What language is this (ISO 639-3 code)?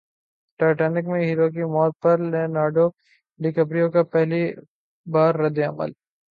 urd